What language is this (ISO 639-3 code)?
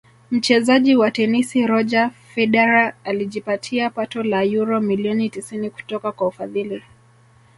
swa